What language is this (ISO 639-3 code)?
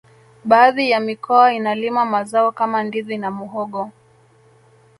swa